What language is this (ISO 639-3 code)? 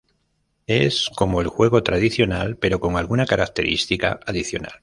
spa